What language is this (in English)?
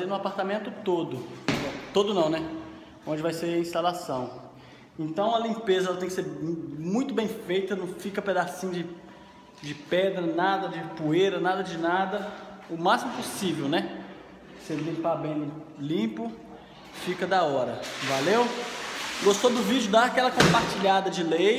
Portuguese